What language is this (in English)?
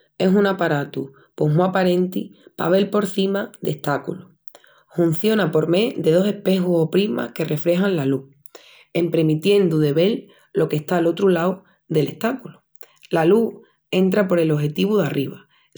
Extremaduran